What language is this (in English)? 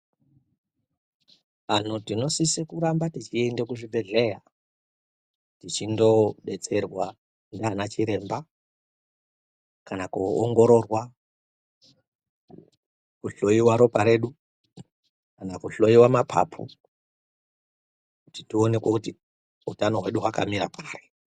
Ndau